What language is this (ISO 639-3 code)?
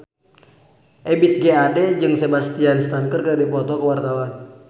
sun